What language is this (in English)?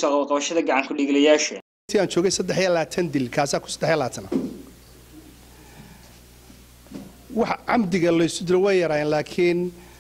Arabic